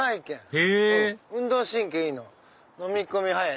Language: Japanese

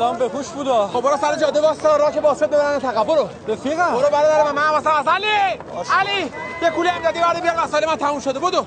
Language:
Persian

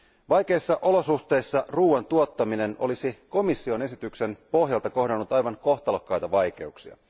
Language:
Finnish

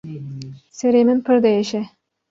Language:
Kurdish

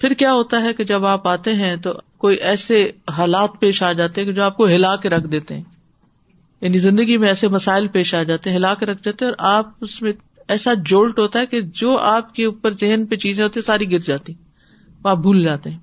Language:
Urdu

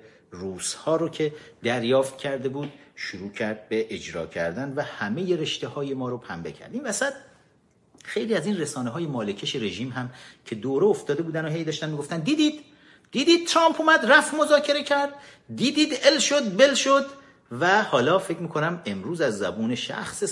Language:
Persian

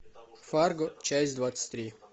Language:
Russian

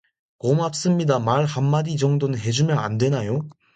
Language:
Korean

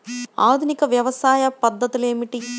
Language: Telugu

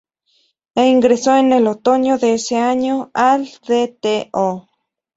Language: Spanish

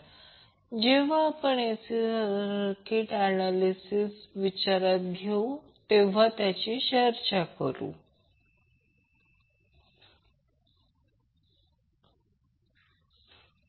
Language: Marathi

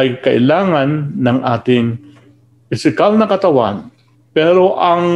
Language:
Filipino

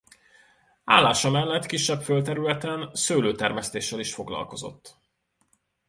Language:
Hungarian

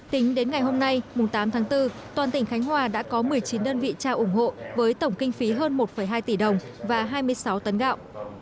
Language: Vietnamese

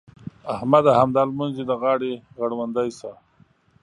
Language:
Pashto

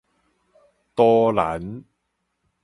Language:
Min Nan Chinese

